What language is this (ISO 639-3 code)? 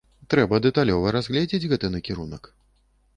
bel